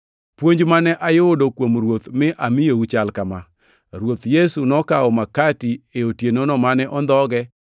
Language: Luo (Kenya and Tanzania)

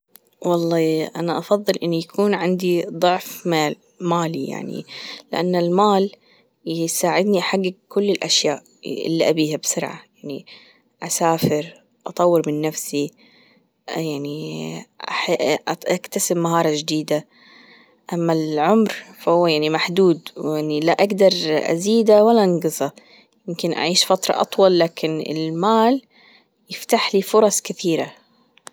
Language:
Gulf Arabic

